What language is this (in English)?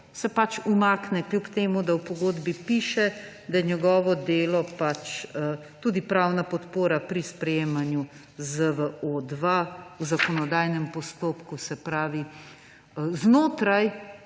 Slovenian